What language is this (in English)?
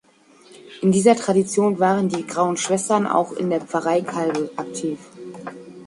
German